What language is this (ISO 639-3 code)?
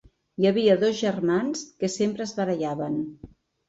cat